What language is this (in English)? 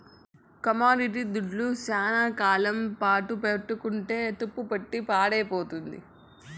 Telugu